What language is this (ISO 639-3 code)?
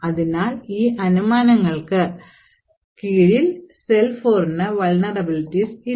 mal